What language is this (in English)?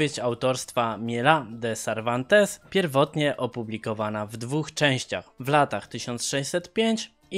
Polish